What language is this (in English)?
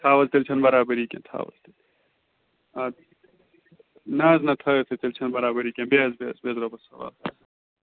Kashmiri